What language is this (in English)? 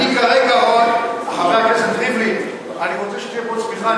Hebrew